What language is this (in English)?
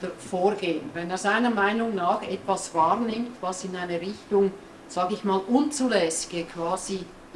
German